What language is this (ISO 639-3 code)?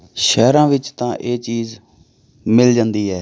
pan